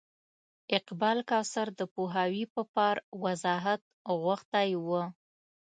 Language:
Pashto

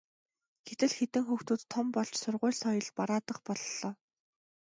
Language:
Mongolian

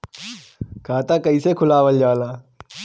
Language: Bhojpuri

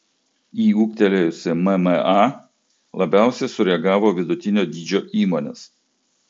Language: Lithuanian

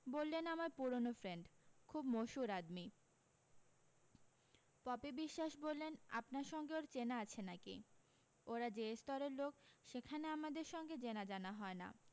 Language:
Bangla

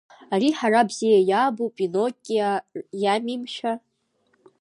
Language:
Abkhazian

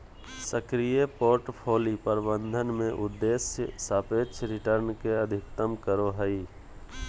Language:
Magahi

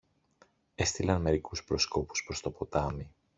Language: Greek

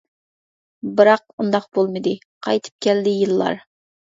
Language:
Uyghur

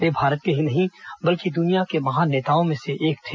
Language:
Hindi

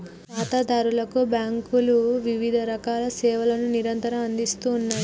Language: Telugu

